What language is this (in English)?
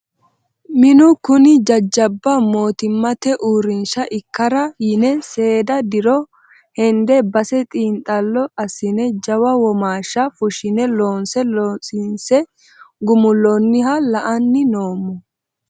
Sidamo